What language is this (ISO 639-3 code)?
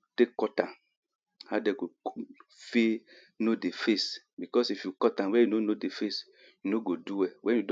pcm